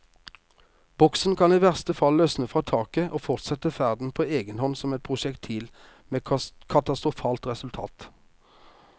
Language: Norwegian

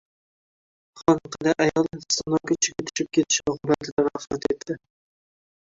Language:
Uzbek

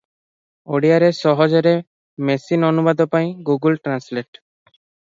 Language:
Odia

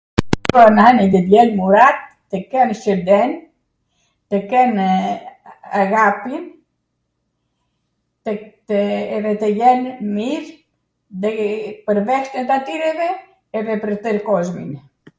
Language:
Arvanitika Albanian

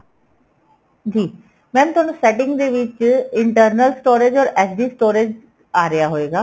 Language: Punjabi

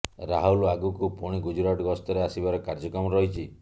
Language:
Odia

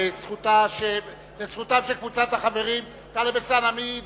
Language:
Hebrew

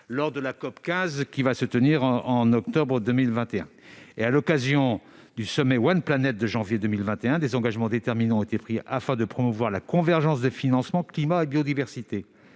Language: French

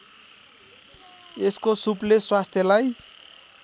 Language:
Nepali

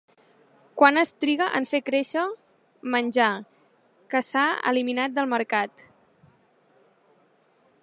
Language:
Catalan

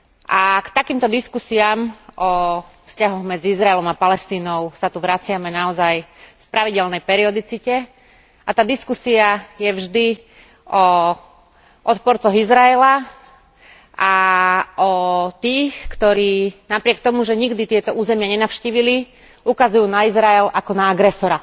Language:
Slovak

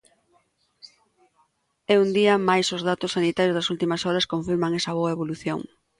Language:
Galician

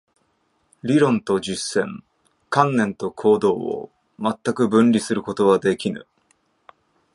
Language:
Japanese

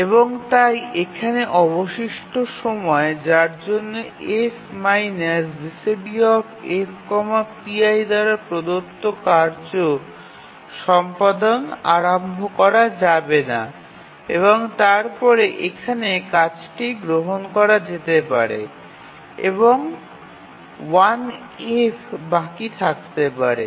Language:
Bangla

